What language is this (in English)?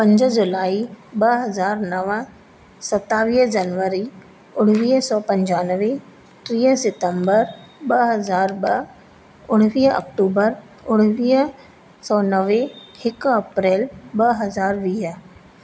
Sindhi